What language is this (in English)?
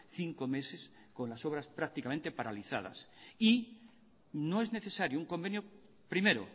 Spanish